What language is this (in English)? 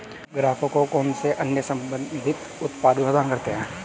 Hindi